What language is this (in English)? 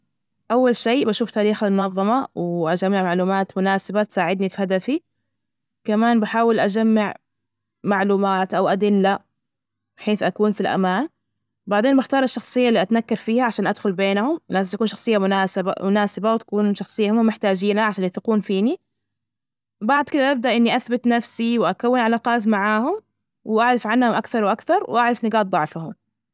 Najdi Arabic